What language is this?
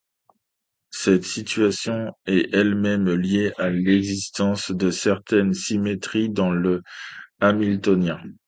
French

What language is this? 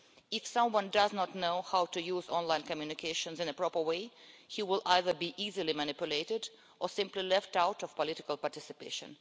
English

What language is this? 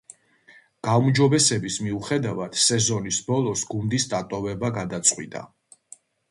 Georgian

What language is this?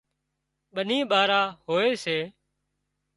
Wadiyara Koli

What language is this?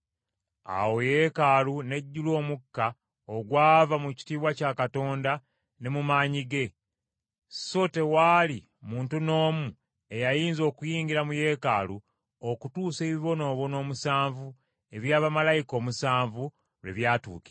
Ganda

